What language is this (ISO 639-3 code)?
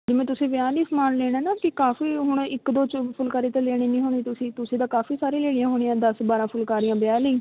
pan